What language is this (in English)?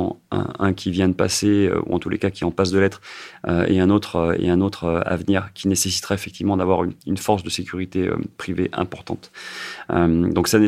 French